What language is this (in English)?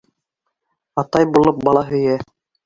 Bashkir